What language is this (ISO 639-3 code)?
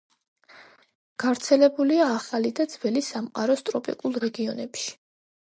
kat